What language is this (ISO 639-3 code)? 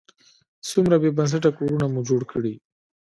pus